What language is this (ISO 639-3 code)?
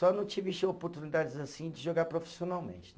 por